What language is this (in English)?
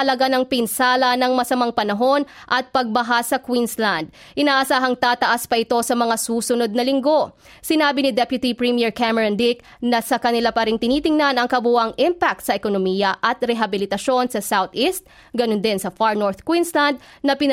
Filipino